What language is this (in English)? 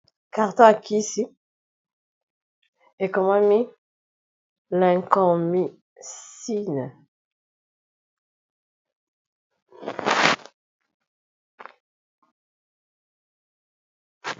Lingala